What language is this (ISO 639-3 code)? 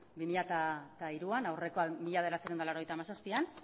eus